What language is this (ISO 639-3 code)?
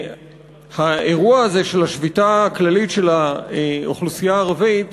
heb